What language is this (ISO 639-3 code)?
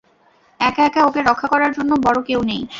ben